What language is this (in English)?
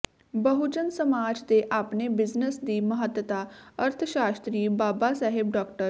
Punjabi